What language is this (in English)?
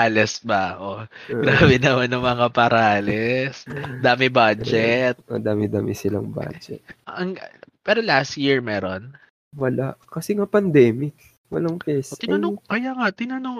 Filipino